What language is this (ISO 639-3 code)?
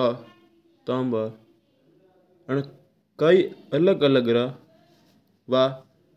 mtr